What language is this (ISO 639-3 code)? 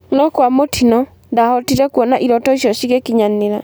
kik